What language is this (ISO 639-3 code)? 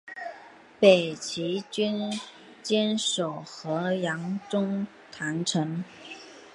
zho